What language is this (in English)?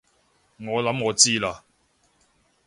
Cantonese